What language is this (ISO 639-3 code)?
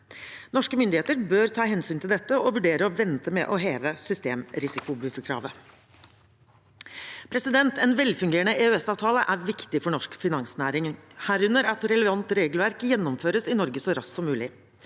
nor